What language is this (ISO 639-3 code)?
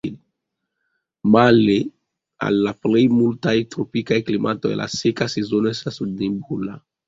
epo